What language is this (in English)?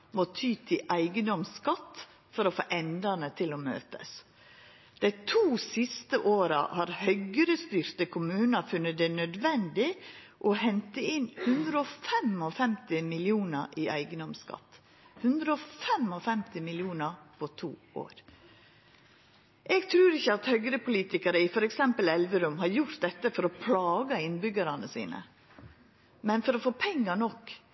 Norwegian Nynorsk